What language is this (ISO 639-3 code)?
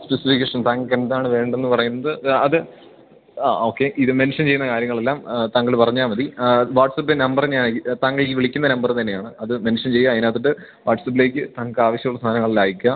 mal